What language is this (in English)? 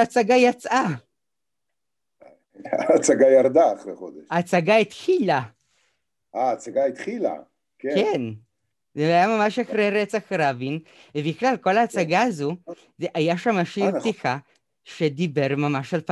Hebrew